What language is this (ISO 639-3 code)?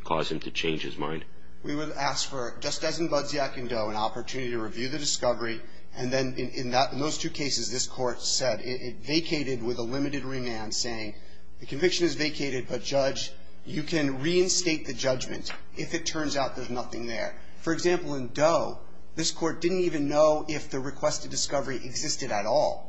eng